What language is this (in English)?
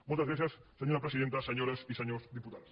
Catalan